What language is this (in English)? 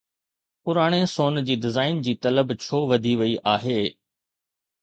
Sindhi